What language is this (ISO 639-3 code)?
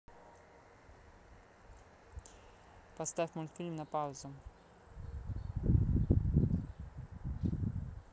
rus